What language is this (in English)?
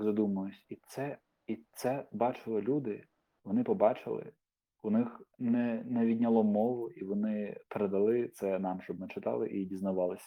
Ukrainian